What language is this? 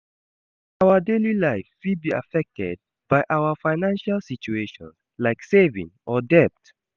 Nigerian Pidgin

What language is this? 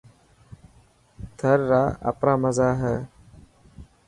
Dhatki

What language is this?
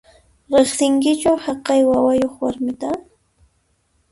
Puno Quechua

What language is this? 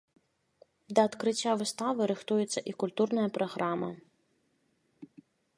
Belarusian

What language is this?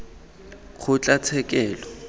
Tswana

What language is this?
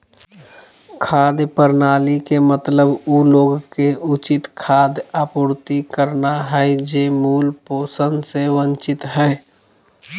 Magahi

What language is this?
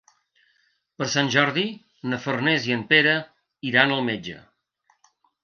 Catalan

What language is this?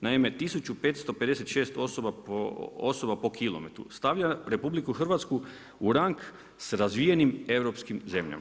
Croatian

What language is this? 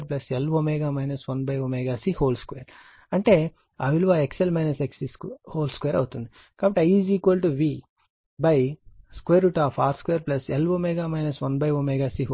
Telugu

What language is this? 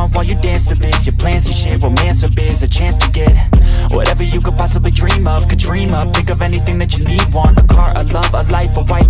English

